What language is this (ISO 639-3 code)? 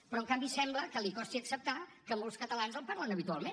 cat